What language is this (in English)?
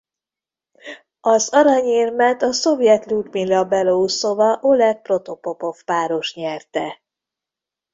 Hungarian